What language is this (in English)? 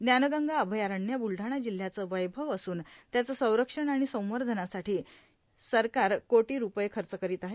Marathi